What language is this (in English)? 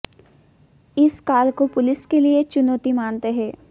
Hindi